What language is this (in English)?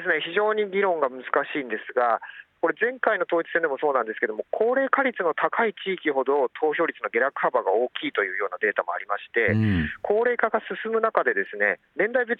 Japanese